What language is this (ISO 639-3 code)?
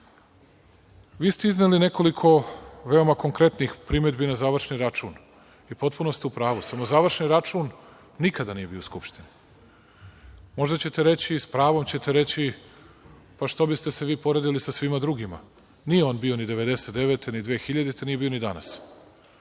srp